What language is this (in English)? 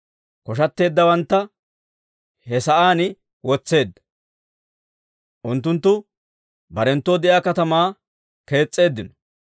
Dawro